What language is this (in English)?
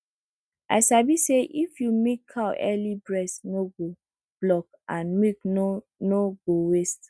Nigerian Pidgin